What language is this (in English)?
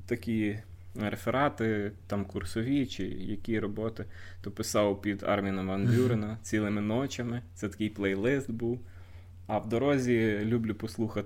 Ukrainian